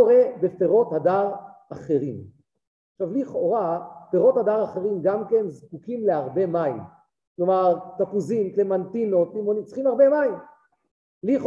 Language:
Hebrew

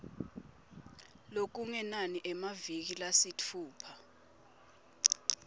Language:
Swati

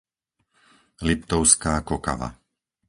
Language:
Slovak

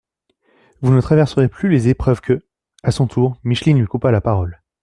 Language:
French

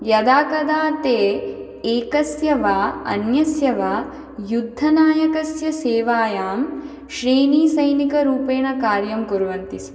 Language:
Sanskrit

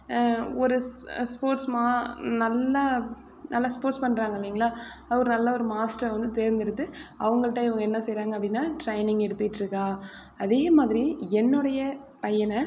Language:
Tamil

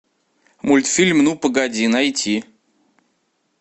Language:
Russian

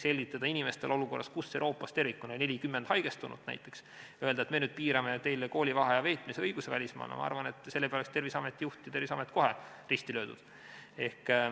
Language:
Estonian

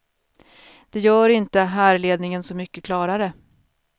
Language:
Swedish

